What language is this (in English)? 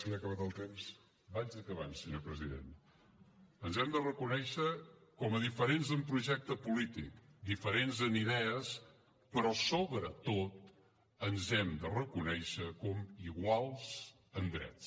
Catalan